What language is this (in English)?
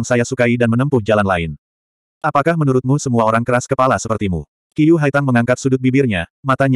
Indonesian